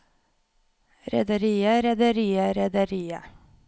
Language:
Norwegian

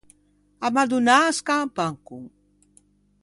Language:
Ligurian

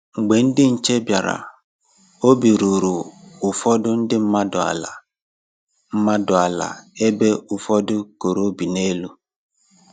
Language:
Igbo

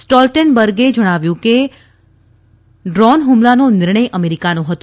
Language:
Gujarati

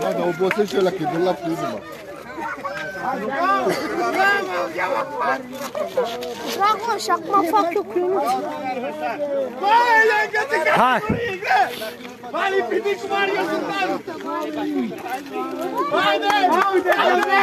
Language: Romanian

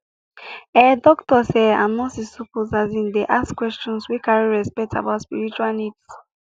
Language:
Nigerian Pidgin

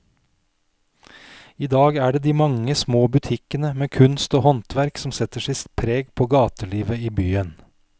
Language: Norwegian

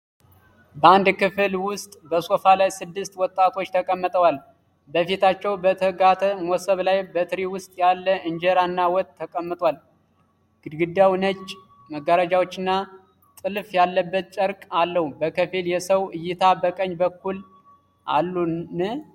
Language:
Amharic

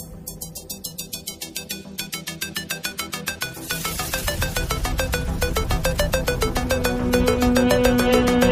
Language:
Romanian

